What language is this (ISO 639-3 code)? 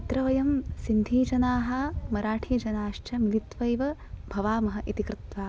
san